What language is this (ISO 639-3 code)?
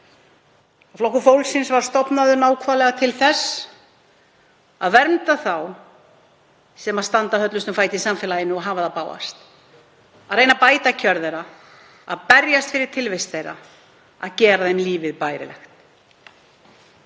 isl